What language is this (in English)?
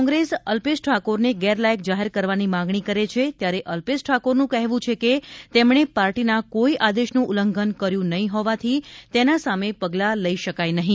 Gujarati